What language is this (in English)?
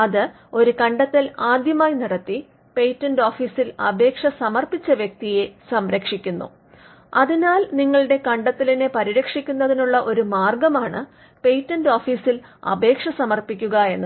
Malayalam